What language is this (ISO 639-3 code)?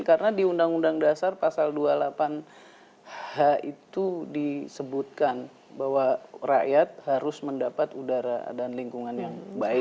ind